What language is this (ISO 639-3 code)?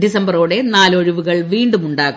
mal